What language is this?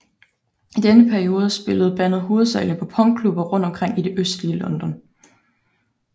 Danish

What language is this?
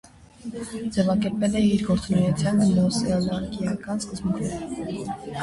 Armenian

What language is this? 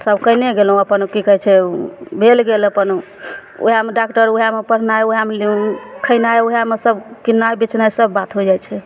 Maithili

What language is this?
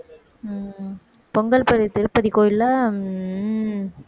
Tamil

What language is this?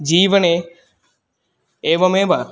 Sanskrit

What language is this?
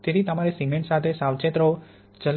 Gujarati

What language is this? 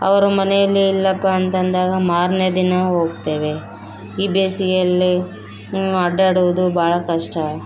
Kannada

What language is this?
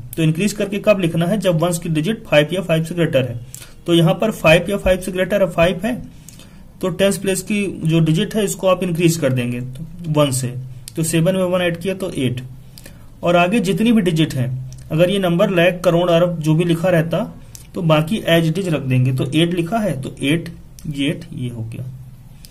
Hindi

